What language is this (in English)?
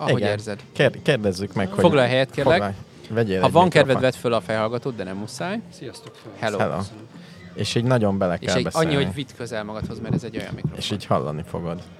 Hungarian